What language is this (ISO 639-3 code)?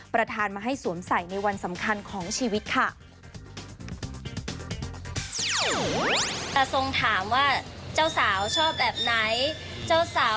tha